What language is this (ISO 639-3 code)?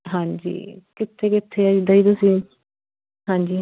pan